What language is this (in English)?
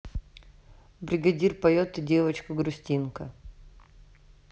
Russian